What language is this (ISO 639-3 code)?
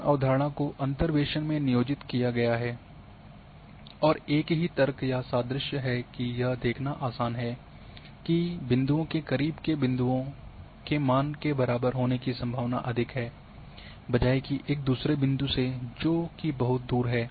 hin